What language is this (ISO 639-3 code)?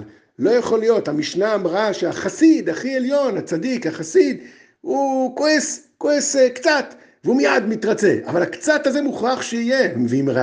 heb